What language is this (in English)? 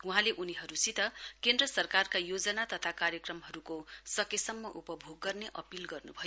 Nepali